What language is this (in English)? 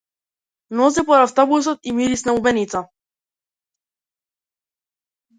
Macedonian